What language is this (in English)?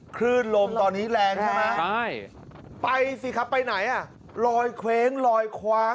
Thai